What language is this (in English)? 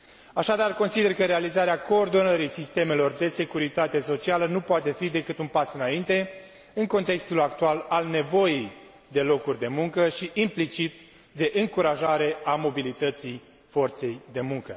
Romanian